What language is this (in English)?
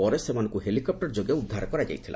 Odia